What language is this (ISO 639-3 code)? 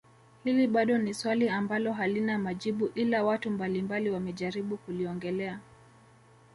swa